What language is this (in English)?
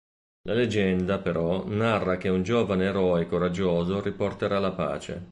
Italian